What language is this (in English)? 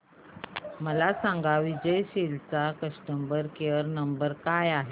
Marathi